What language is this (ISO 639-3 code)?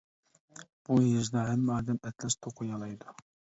uig